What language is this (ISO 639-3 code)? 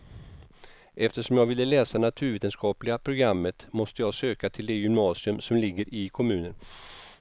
swe